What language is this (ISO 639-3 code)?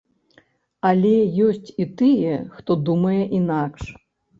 bel